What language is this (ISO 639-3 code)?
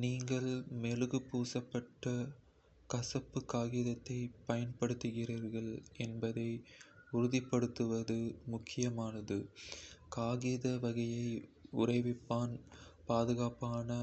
kfe